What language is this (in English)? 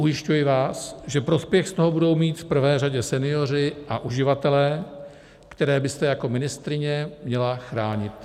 Czech